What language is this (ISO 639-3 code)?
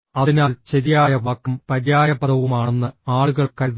mal